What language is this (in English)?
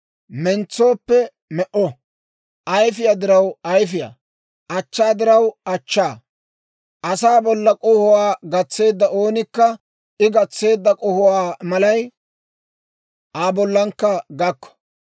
Dawro